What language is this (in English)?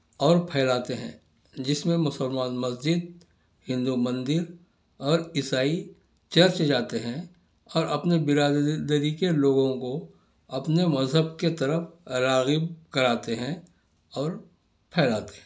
Urdu